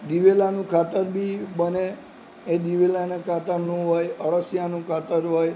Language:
Gujarati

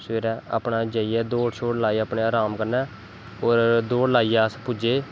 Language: Dogri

